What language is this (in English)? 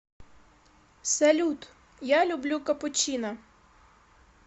Russian